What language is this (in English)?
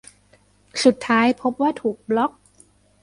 Thai